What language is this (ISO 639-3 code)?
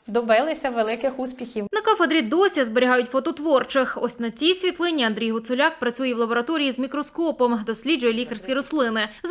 ukr